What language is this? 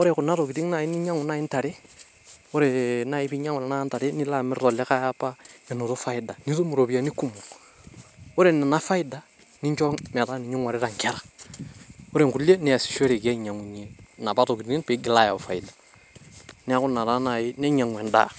Masai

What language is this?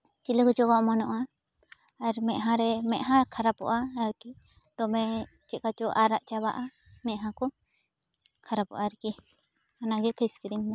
Santali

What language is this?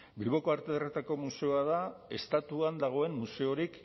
Basque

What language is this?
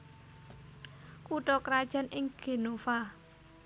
Javanese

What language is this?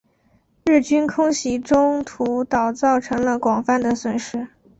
Chinese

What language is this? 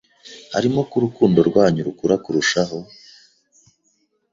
Kinyarwanda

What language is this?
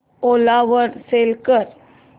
Marathi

